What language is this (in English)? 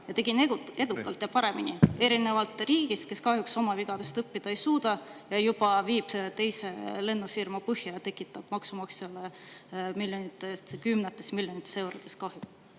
Estonian